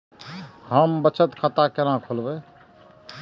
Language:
Maithili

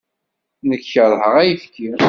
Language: Kabyle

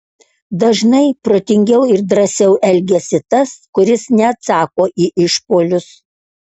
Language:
Lithuanian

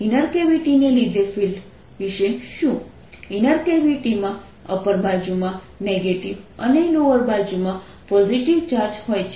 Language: Gujarati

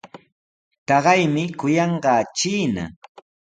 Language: Sihuas Ancash Quechua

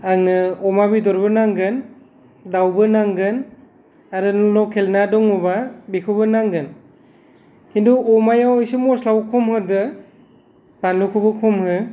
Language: Bodo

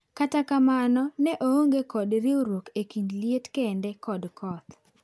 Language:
Luo (Kenya and Tanzania)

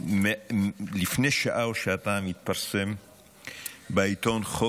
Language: Hebrew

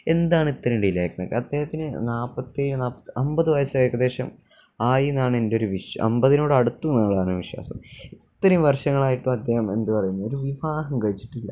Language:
Malayalam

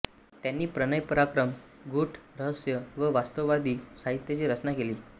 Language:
Marathi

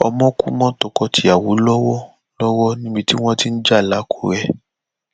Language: Yoruba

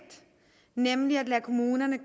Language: Danish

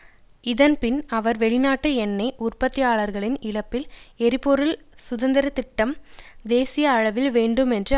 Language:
Tamil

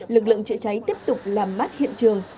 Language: Vietnamese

